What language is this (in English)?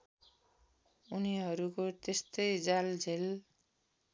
Nepali